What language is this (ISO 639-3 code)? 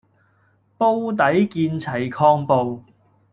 yue